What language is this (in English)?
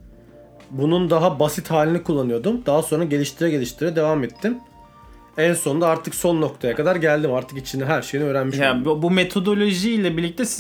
Turkish